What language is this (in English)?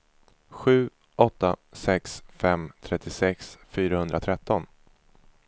Swedish